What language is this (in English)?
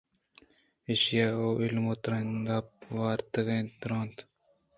Eastern Balochi